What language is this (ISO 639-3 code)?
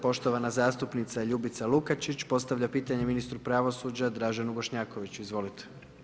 hrv